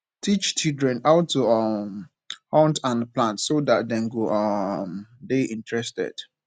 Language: Nigerian Pidgin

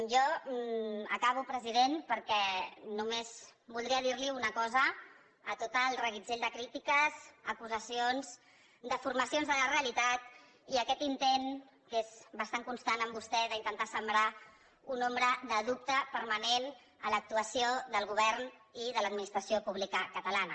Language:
Catalan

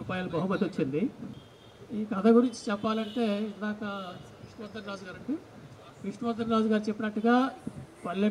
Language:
Telugu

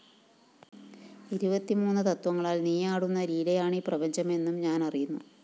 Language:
Malayalam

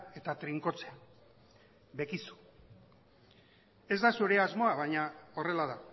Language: Basque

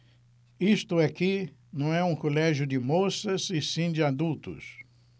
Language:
Portuguese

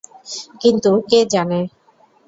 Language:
Bangla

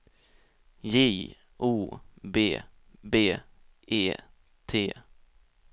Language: Swedish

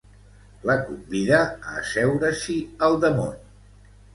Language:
Catalan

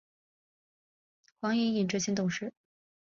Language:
Chinese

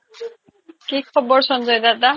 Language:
Assamese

